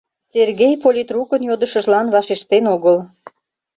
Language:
Mari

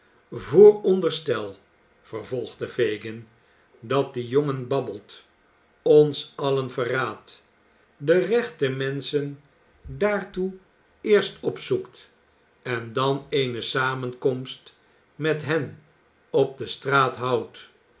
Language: Dutch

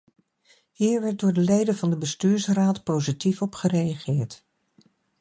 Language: Dutch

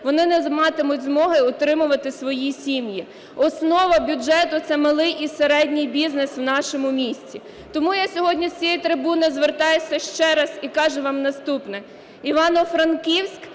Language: Ukrainian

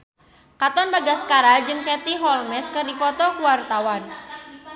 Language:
Sundanese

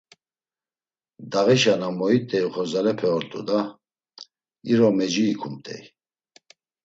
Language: Laz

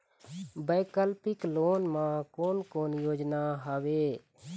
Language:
Chhattisgarhi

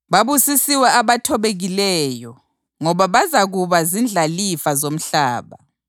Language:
North Ndebele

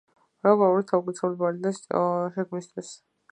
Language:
Georgian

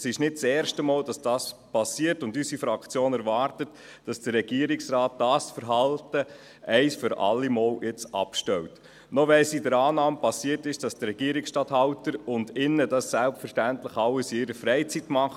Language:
Swiss German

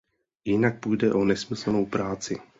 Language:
Czech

